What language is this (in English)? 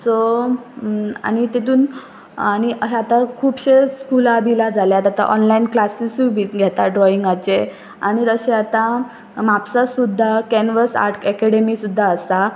Konkani